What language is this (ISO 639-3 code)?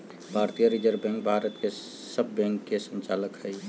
mag